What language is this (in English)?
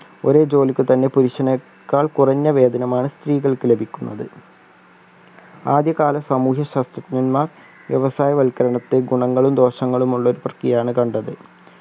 Malayalam